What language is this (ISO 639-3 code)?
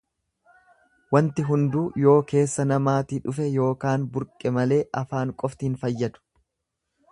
orm